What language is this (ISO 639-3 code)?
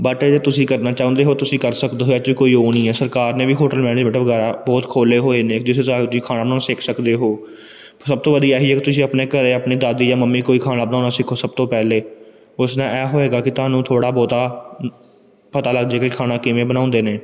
pan